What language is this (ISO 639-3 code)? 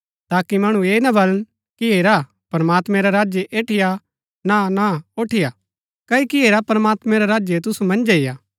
gbk